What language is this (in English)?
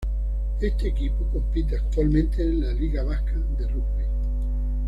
Spanish